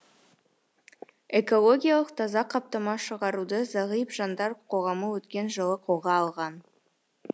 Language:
Kazakh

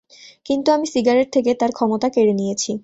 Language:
Bangla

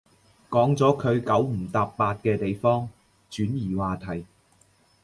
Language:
Cantonese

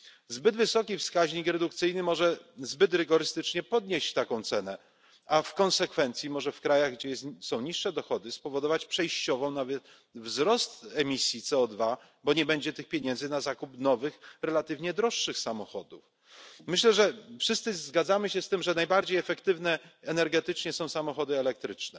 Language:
Polish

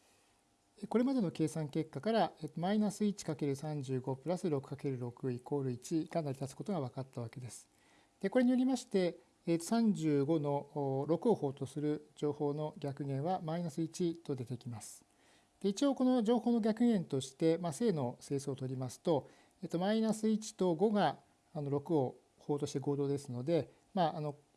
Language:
Japanese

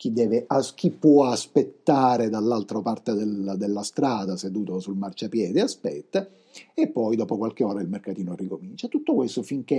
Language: Italian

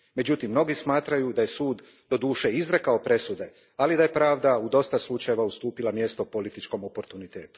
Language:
Croatian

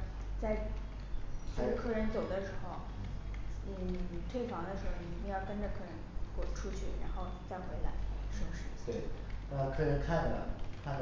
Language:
Chinese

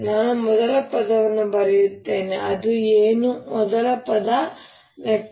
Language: Kannada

